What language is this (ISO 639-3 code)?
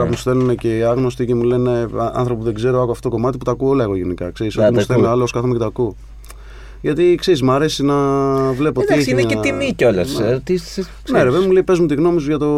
ell